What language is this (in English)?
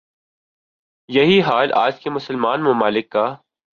Urdu